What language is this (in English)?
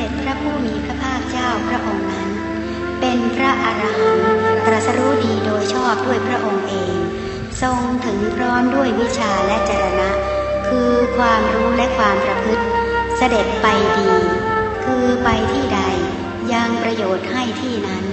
Thai